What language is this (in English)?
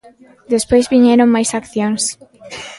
Galician